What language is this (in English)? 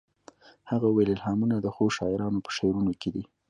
Pashto